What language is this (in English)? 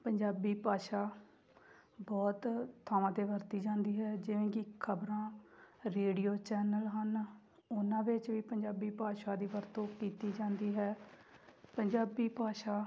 Punjabi